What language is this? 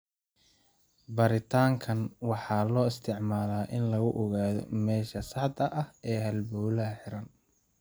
Somali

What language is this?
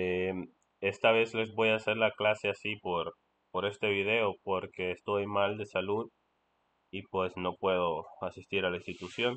Spanish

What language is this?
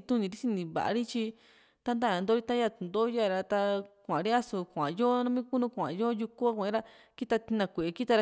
Juxtlahuaca Mixtec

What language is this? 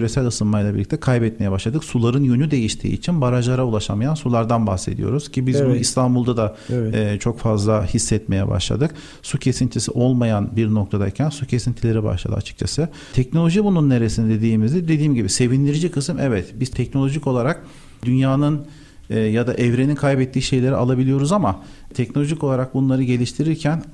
Turkish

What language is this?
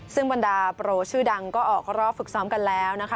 Thai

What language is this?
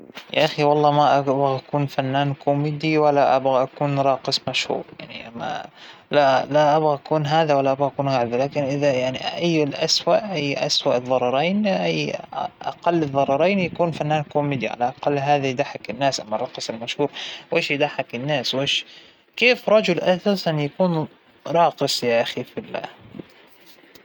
Hijazi Arabic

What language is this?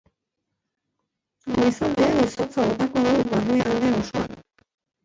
Basque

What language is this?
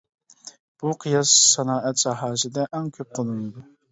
Uyghur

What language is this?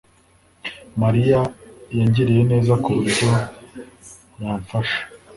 Kinyarwanda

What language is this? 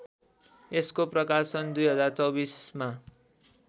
Nepali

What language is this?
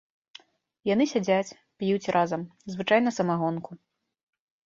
Belarusian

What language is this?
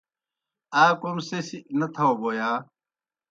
Kohistani Shina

